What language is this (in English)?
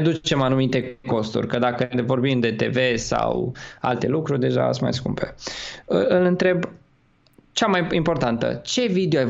Romanian